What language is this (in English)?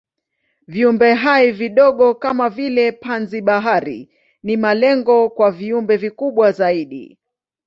Swahili